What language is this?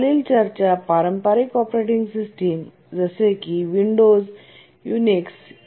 Marathi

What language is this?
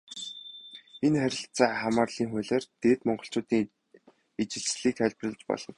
Mongolian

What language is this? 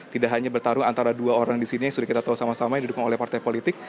Indonesian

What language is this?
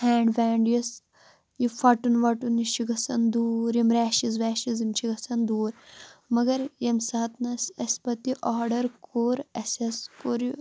Kashmiri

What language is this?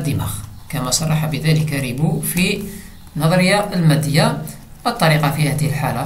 Arabic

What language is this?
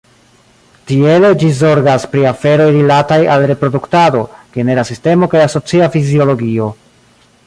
Esperanto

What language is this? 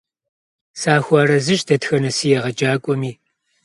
Kabardian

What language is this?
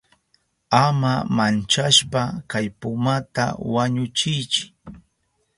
Southern Pastaza Quechua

